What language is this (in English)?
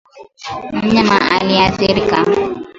Swahili